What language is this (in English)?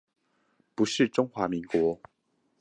Chinese